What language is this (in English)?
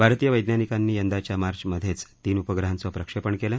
Marathi